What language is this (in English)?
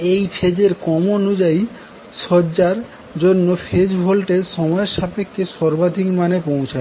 Bangla